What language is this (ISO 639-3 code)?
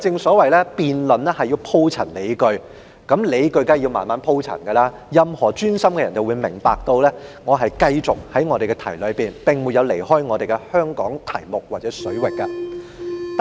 yue